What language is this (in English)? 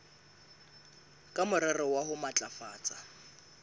Southern Sotho